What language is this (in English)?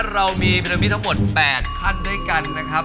Thai